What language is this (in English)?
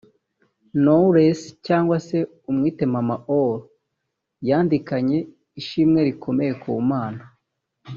Kinyarwanda